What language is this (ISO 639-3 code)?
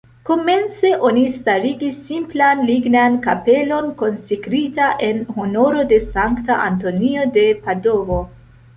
epo